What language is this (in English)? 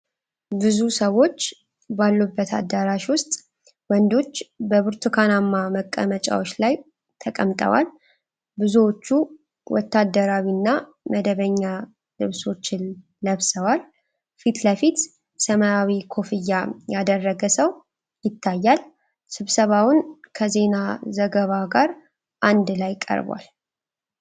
Amharic